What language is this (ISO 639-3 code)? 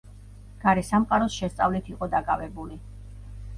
kat